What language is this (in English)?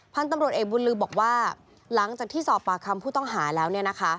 Thai